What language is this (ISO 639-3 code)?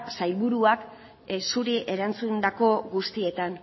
eus